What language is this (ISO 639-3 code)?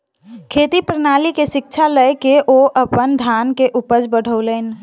mai